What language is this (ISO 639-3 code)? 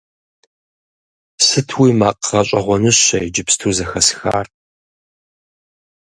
kbd